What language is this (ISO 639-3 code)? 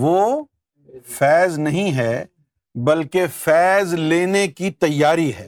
urd